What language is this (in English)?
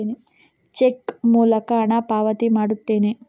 Kannada